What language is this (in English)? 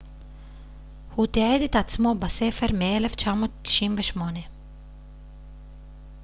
Hebrew